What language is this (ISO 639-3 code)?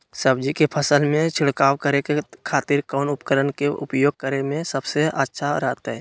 mag